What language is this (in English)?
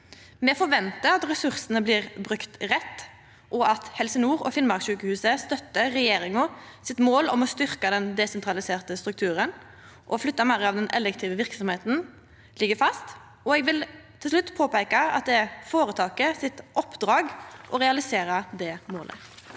Norwegian